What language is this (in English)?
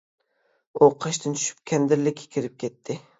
Uyghur